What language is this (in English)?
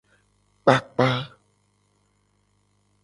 Gen